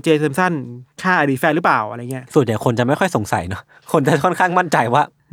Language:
Thai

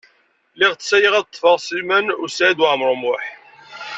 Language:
Kabyle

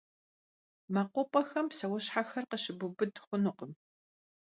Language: Kabardian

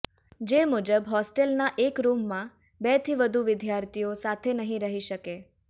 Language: Gujarati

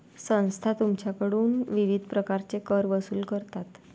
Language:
Marathi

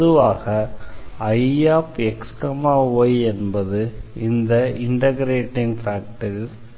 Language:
Tamil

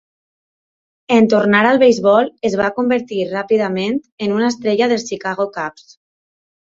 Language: Catalan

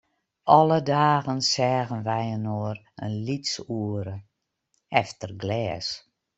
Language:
Western Frisian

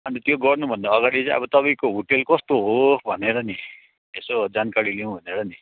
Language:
Nepali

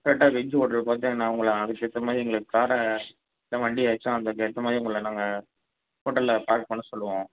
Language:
Tamil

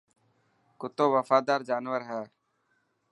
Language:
Dhatki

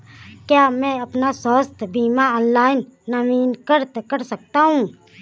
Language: Hindi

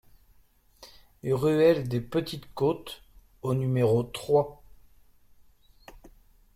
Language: French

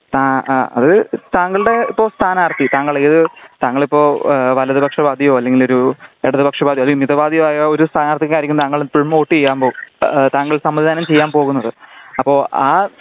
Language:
Malayalam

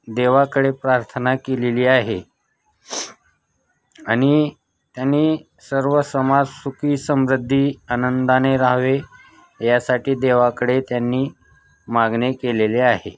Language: Marathi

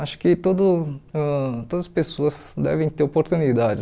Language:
Portuguese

